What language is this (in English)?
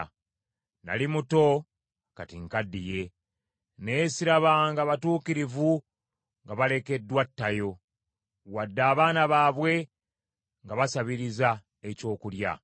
Ganda